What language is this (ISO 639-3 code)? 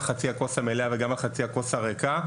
heb